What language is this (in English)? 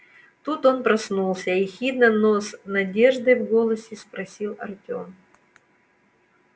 Russian